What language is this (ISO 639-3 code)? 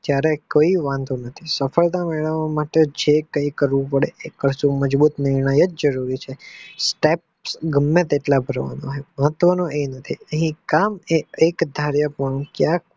guj